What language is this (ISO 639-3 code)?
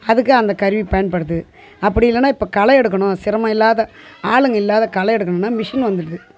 tam